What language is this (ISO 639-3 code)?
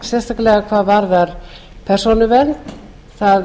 isl